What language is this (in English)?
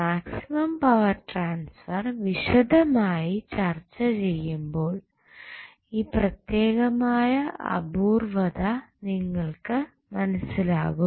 Malayalam